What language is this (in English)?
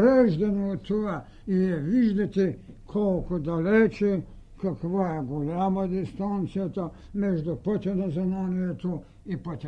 Bulgarian